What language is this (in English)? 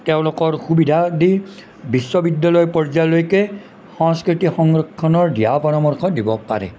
Assamese